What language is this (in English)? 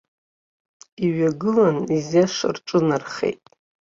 Abkhazian